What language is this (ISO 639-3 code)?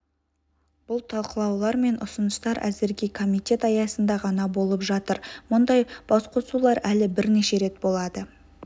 kaz